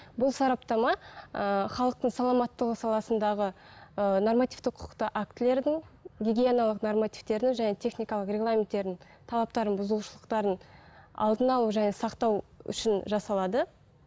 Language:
Kazakh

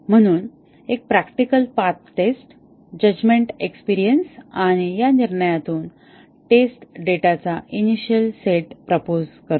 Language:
Marathi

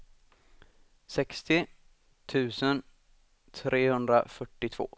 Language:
Swedish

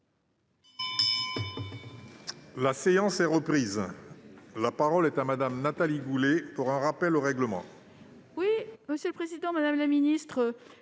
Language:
French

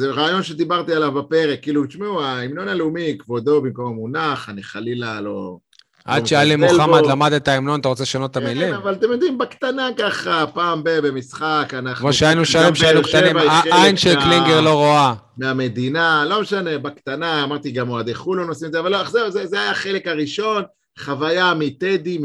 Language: Hebrew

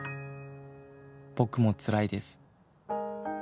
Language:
Japanese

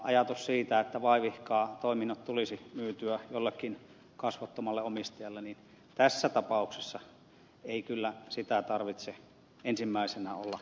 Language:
Finnish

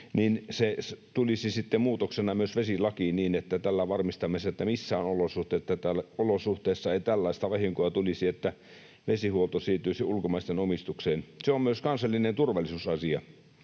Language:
Finnish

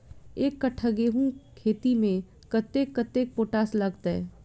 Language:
Maithili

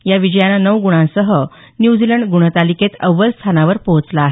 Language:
Marathi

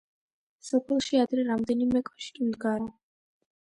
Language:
Georgian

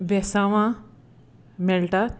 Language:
Konkani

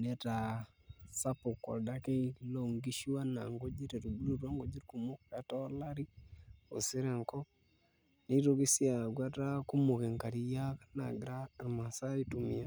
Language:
Masai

